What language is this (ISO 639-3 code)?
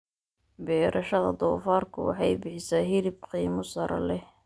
som